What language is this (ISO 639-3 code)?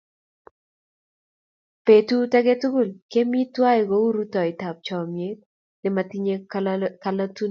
kln